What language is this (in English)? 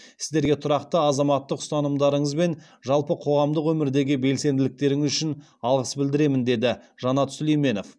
Kazakh